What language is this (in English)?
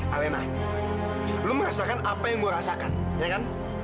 Indonesian